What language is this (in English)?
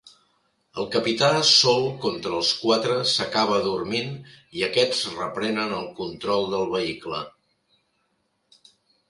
Catalan